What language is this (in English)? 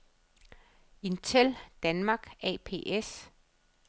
Danish